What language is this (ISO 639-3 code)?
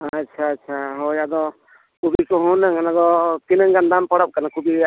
sat